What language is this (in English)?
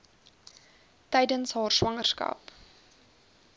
Afrikaans